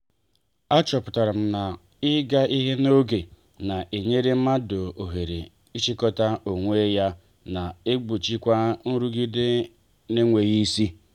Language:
Igbo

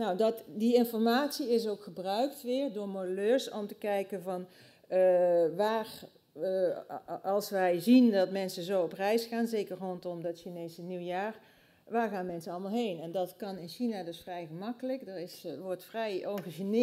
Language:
Dutch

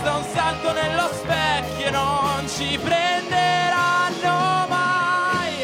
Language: Italian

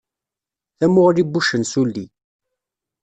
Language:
Kabyle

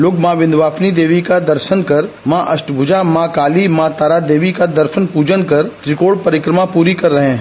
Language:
Hindi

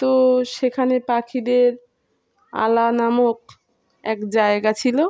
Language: Bangla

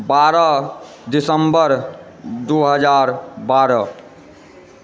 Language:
Maithili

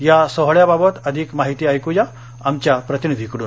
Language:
Marathi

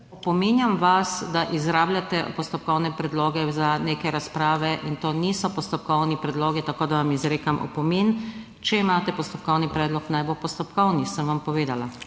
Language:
Slovenian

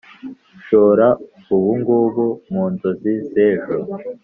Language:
Kinyarwanda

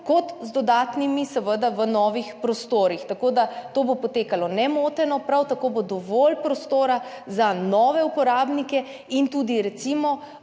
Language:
Slovenian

